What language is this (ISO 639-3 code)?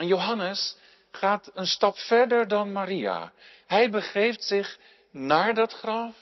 nld